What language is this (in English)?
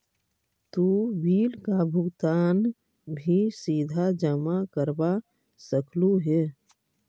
Magahi